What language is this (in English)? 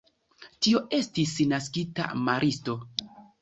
Esperanto